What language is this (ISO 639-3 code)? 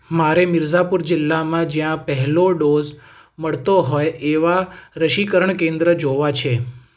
guj